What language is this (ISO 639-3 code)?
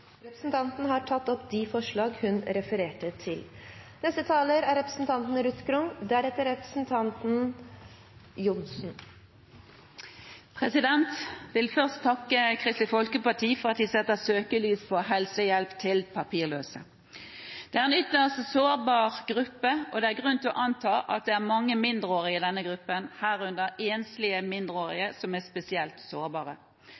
nor